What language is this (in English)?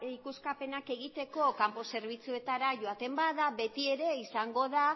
Basque